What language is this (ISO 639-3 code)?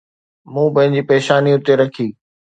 snd